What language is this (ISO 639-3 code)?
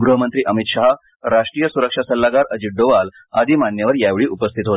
mar